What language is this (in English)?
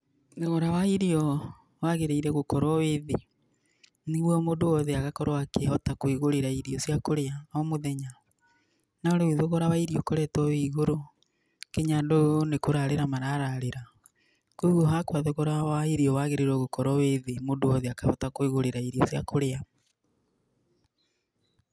Kikuyu